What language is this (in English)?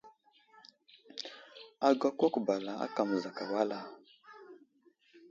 Wuzlam